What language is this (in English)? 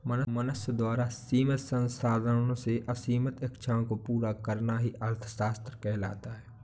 Hindi